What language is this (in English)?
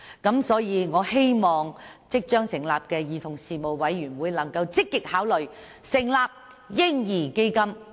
Cantonese